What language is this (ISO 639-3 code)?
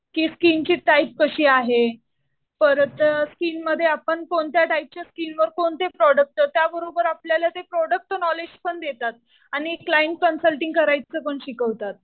mar